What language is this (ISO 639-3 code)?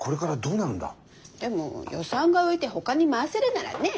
jpn